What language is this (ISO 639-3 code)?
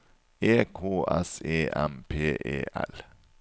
nor